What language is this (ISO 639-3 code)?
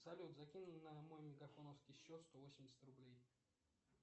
rus